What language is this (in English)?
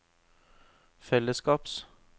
Norwegian